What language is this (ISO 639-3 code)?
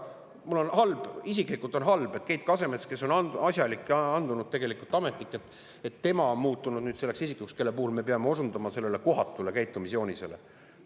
est